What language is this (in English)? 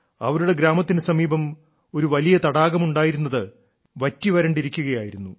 Malayalam